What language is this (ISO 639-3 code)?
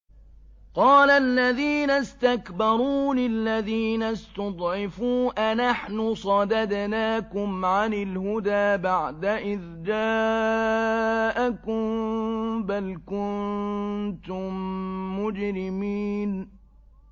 ara